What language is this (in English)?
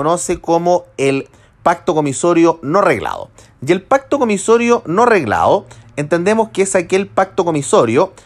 Spanish